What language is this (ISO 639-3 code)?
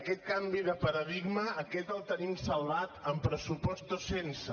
cat